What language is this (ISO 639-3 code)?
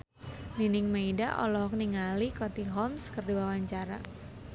sun